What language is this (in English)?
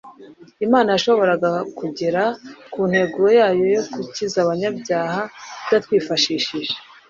Kinyarwanda